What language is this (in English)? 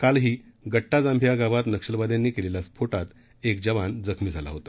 Marathi